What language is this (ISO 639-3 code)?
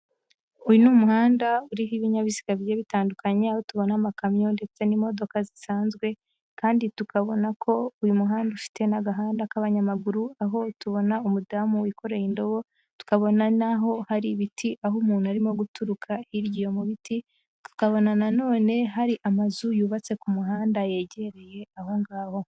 kin